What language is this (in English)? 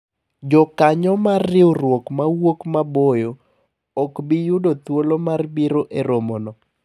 Luo (Kenya and Tanzania)